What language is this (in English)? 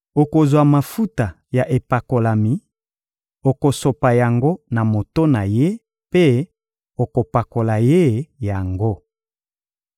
Lingala